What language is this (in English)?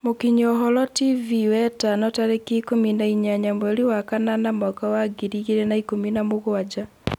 Kikuyu